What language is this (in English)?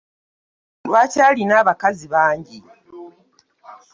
Ganda